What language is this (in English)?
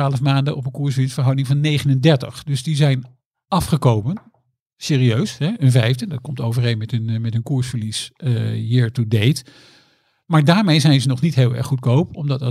Dutch